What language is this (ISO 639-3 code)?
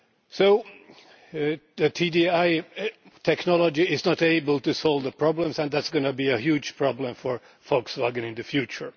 eng